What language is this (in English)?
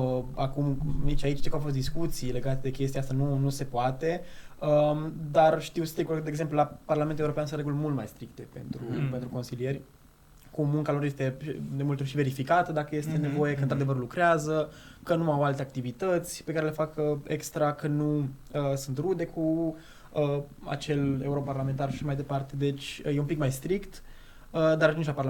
Romanian